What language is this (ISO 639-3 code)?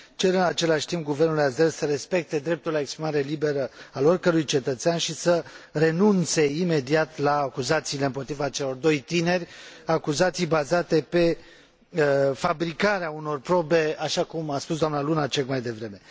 ron